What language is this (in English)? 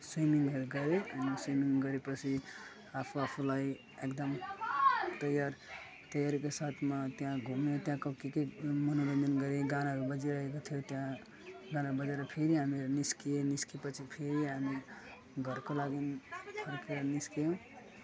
Nepali